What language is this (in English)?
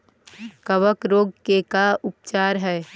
Magahi